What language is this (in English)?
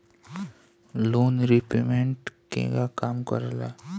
Bhojpuri